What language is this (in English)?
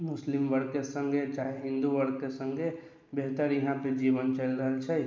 Maithili